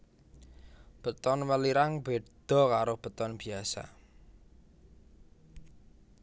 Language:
Javanese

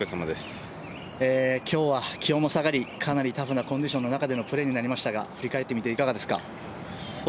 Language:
Japanese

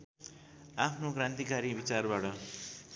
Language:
Nepali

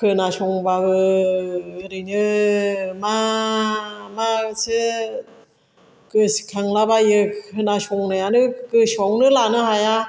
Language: Bodo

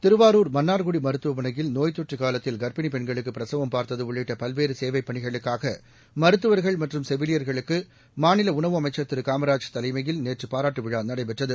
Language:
Tamil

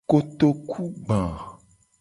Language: Gen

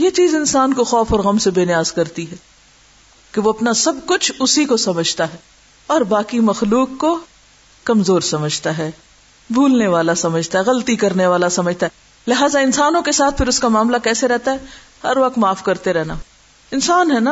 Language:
Urdu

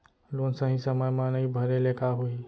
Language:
Chhattisgarhi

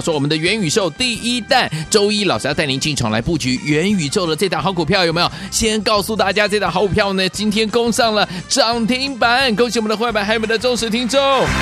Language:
Chinese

